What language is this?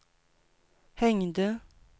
Swedish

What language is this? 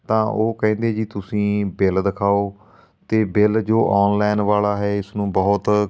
Punjabi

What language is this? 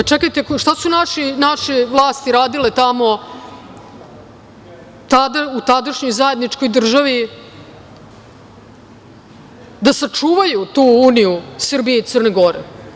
Serbian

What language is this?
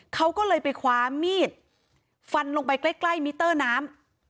Thai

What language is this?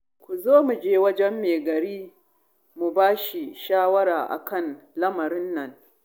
Hausa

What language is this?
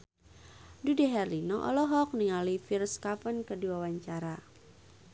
Sundanese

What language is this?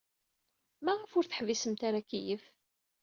Kabyle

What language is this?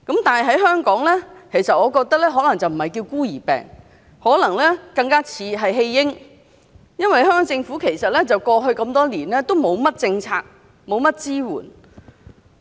Cantonese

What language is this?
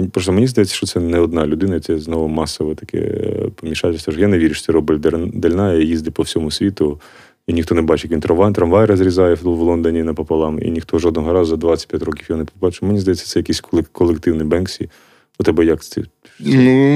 Ukrainian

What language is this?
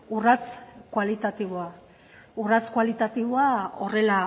Basque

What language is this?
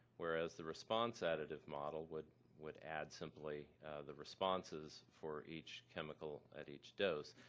English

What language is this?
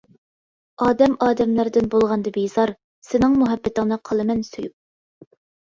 Uyghur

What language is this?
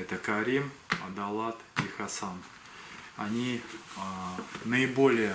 Russian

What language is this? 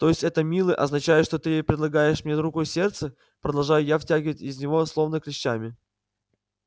Russian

